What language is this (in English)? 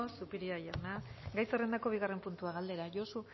Basque